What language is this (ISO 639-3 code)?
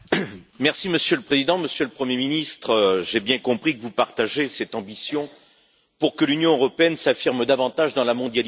fra